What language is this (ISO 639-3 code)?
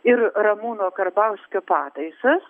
lit